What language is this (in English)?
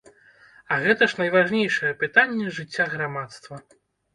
Belarusian